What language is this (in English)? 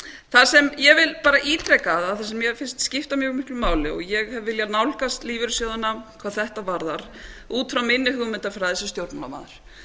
Icelandic